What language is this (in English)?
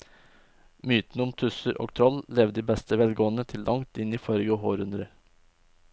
Norwegian